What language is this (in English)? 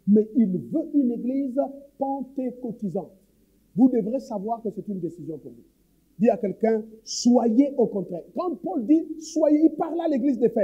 French